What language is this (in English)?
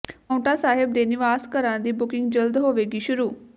Punjabi